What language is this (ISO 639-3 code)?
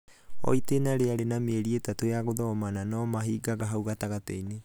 kik